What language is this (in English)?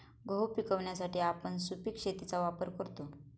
Marathi